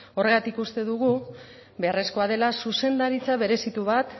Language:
Basque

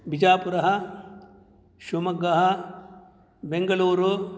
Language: Sanskrit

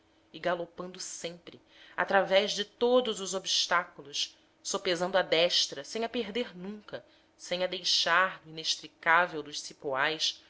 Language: Portuguese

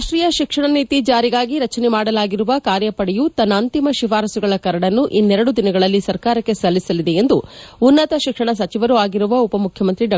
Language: Kannada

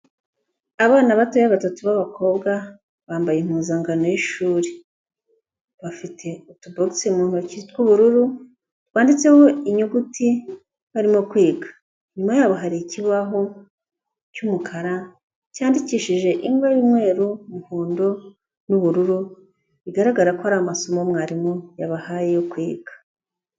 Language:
Kinyarwanda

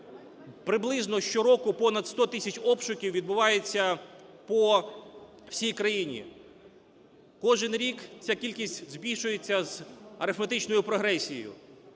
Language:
Ukrainian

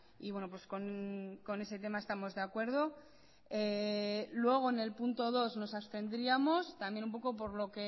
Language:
Spanish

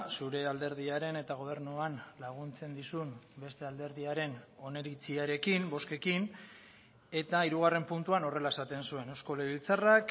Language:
Basque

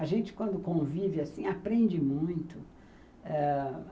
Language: Portuguese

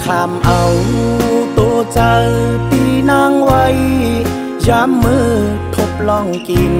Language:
Thai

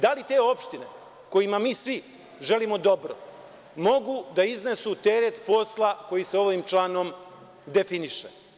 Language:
Serbian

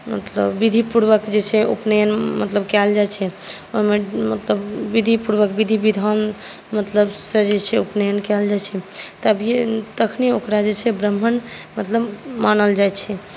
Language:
Maithili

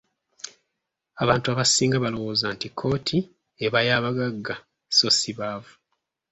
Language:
Ganda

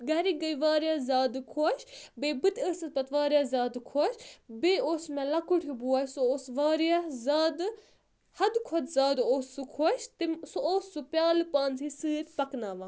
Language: Kashmiri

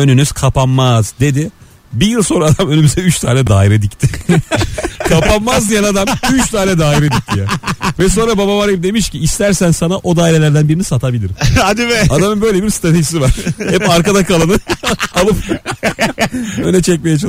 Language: Turkish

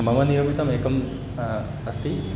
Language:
Sanskrit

